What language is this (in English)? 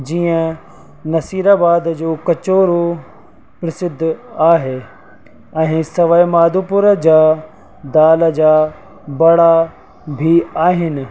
Sindhi